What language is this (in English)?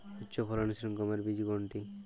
Bangla